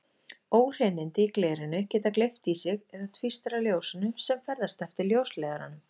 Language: Icelandic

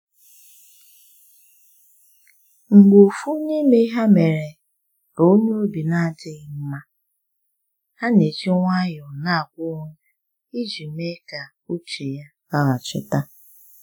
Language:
Igbo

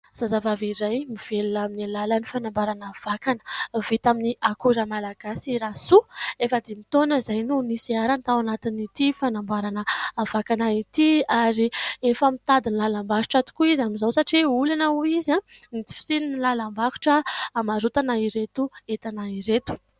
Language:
Malagasy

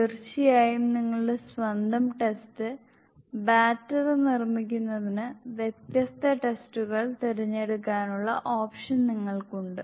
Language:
Malayalam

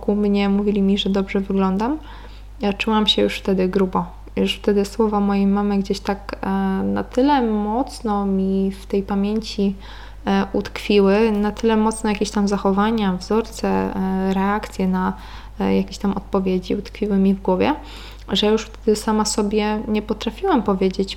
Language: Polish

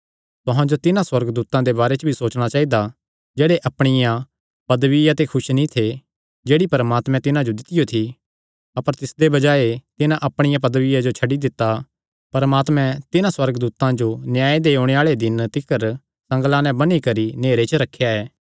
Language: Kangri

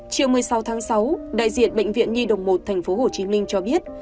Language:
Vietnamese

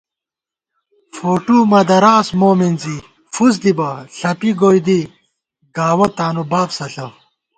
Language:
Gawar-Bati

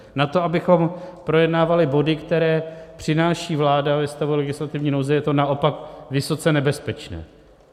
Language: Czech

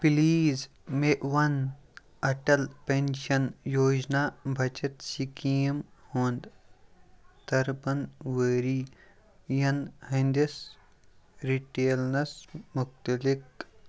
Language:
Kashmiri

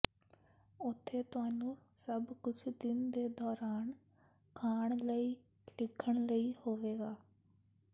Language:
Punjabi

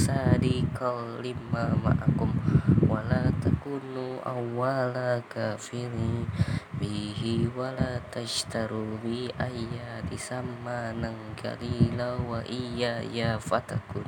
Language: Arabic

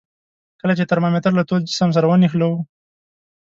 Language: Pashto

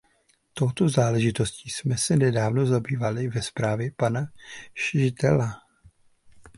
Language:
Czech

